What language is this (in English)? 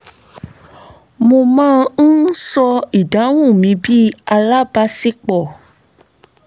Yoruba